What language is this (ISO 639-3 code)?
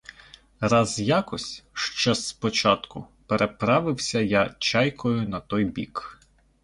ukr